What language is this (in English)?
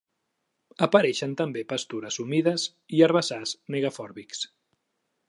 Catalan